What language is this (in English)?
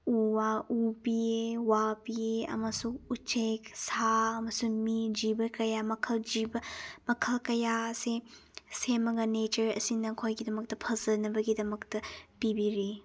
Manipuri